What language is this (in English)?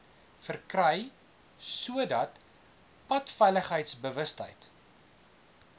Afrikaans